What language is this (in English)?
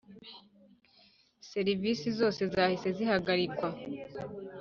Kinyarwanda